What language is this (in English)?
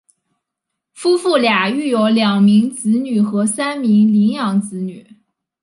Chinese